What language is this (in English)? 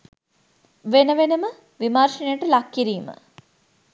Sinhala